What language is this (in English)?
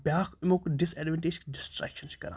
Kashmiri